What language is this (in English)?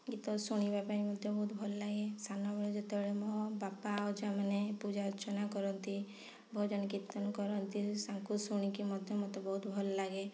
Odia